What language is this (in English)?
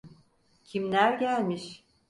Turkish